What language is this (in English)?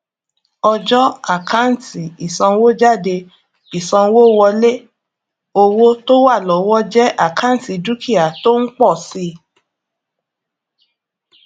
Yoruba